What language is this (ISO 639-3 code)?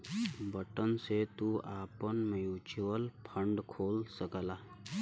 bho